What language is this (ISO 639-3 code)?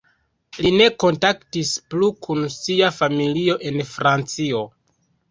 epo